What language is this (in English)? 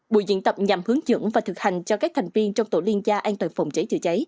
Vietnamese